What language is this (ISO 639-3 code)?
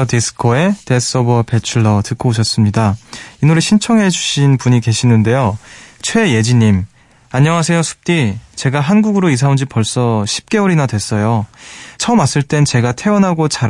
kor